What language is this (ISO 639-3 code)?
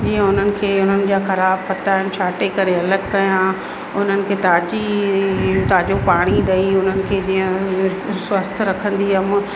snd